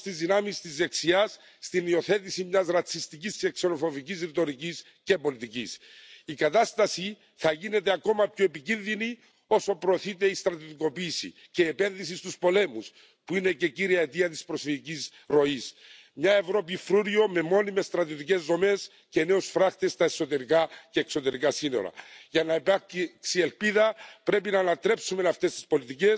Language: Finnish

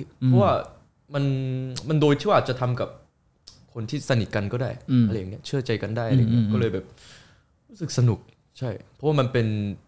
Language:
Thai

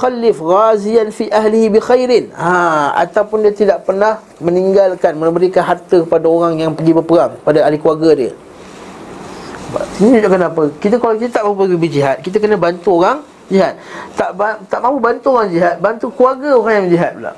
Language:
Malay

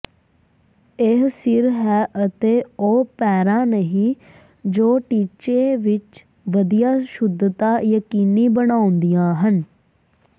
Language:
Punjabi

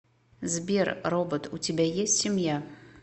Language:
Russian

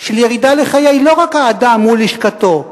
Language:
Hebrew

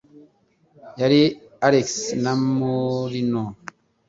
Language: Kinyarwanda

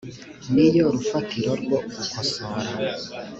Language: Kinyarwanda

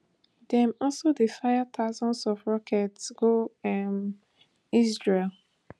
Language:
Nigerian Pidgin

